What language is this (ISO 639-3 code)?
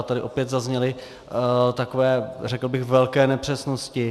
ces